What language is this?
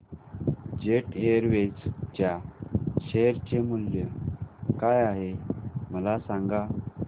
Marathi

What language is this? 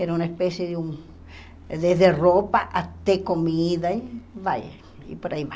Portuguese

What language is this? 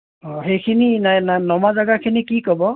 Assamese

